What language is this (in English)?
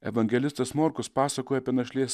Lithuanian